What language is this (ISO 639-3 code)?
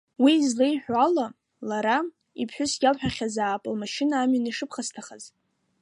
abk